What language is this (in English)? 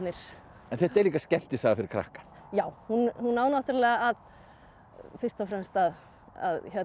Icelandic